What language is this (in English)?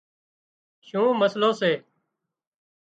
Wadiyara Koli